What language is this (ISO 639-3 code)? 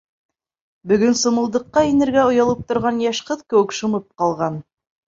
bak